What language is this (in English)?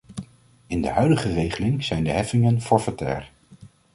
Dutch